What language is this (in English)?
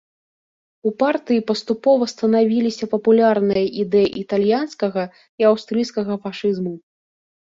Belarusian